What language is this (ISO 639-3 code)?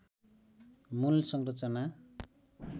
nep